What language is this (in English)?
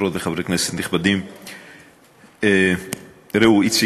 Hebrew